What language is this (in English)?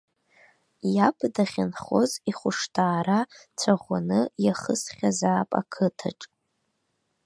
Abkhazian